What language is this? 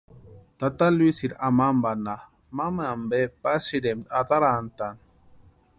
Western Highland Purepecha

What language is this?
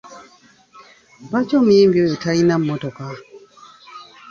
Ganda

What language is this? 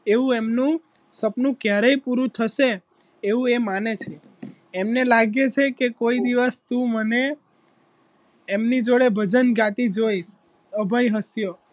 Gujarati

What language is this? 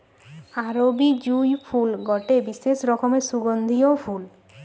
Bangla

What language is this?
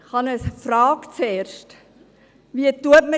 Swiss German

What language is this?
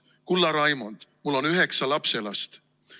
Estonian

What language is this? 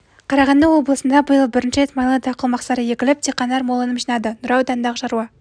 Kazakh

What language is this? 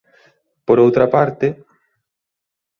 Galician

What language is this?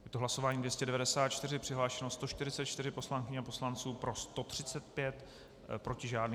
Czech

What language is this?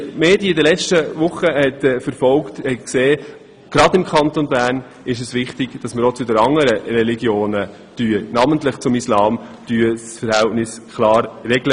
Swiss German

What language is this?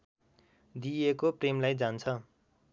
Nepali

